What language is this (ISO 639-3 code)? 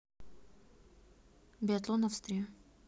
rus